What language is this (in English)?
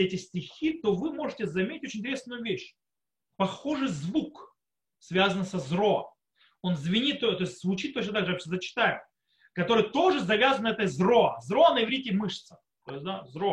Russian